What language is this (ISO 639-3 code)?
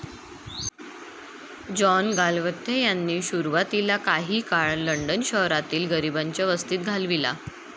mar